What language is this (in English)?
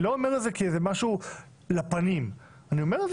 Hebrew